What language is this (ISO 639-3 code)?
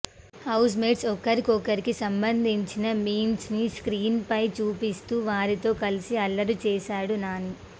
tel